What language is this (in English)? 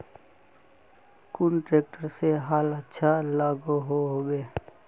Magahi